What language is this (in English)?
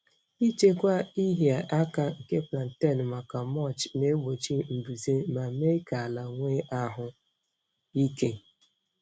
Igbo